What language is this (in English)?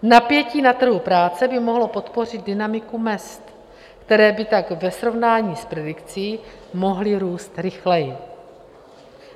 Czech